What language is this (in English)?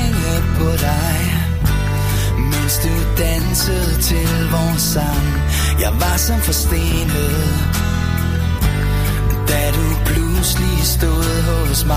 Danish